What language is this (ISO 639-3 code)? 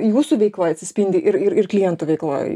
lit